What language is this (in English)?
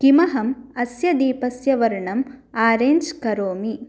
Sanskrit